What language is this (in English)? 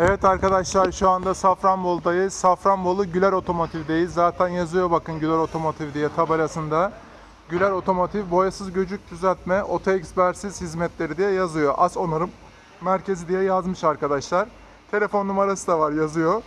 Turkish